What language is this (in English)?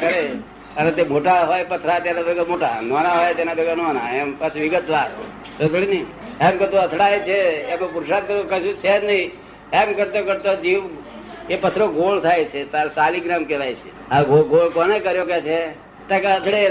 Gujarati